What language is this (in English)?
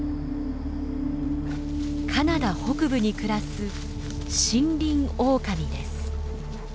Japanese